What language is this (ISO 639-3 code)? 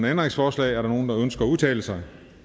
dan